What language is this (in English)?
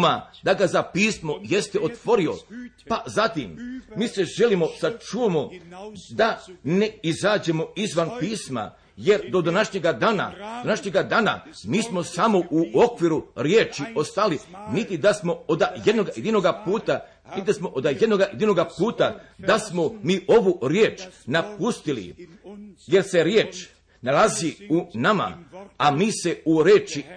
Croatian